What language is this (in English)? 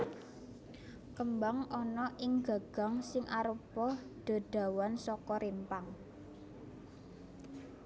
Javanese